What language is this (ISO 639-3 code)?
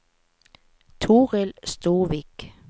nor